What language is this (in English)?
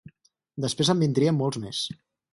Catalan